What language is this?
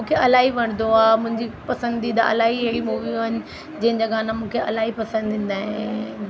Sindhi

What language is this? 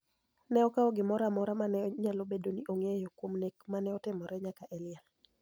Luo (Kenya and Tanzania)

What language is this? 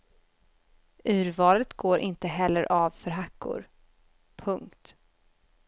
Swedish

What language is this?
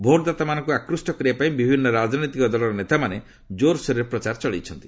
Odia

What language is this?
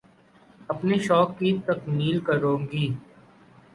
Urdu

